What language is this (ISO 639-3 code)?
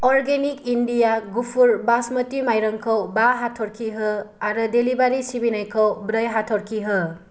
brx